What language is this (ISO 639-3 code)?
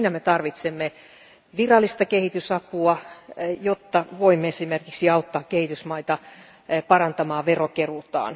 fin